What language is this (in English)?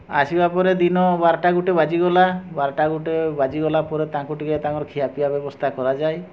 Odia